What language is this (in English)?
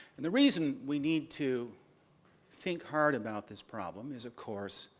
English